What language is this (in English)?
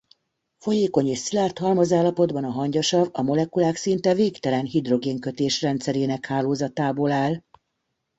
Hungarian